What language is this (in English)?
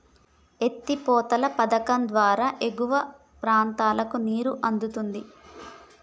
Telugu